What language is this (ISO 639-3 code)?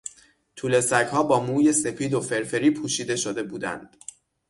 fas